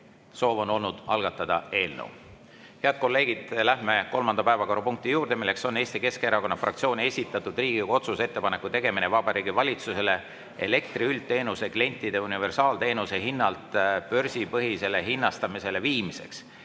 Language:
Estonian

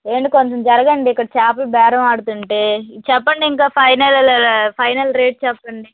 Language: Telugu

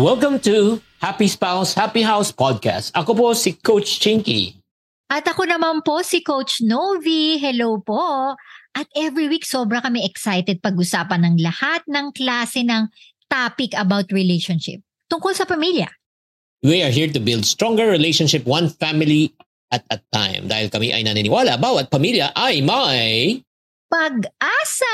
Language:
Filipino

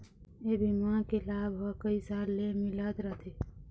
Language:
Chhattisgarhi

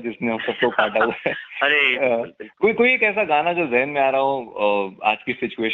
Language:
Hindi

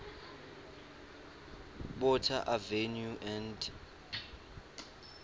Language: Swati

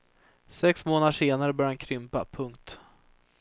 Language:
Swedish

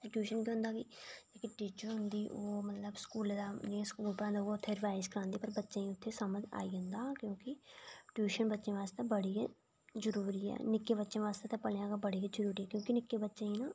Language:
Dogri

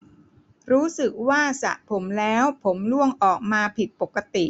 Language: Thai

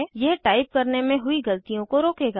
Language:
Hindi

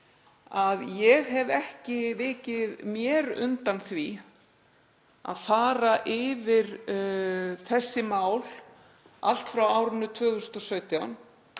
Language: Icelandic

